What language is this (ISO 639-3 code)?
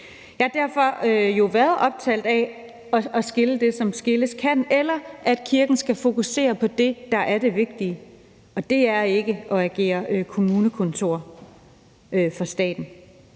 dan